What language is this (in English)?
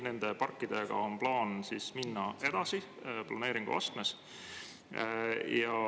Estonian